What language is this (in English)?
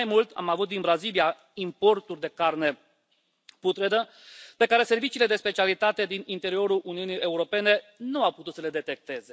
Romanian